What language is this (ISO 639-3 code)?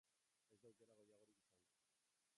eus